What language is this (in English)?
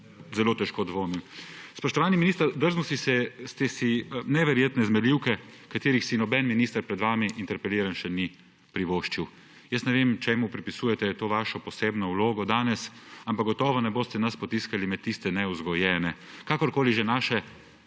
Slovenian